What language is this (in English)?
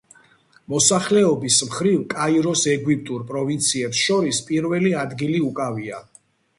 Georgian